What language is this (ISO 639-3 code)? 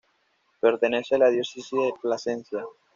spa